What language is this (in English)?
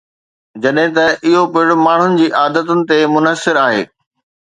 Sindhi